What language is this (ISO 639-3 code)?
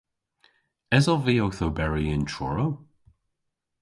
cor